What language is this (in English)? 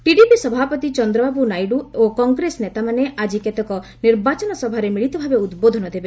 Odia